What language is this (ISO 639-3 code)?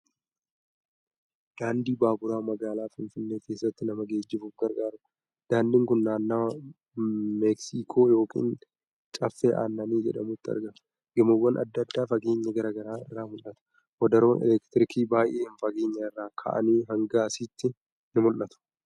orm